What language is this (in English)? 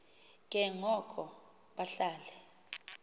Xhosa